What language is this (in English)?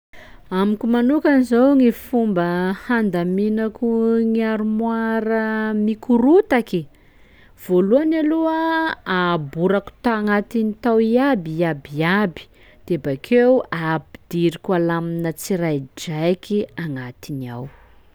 Sakalava Malagasy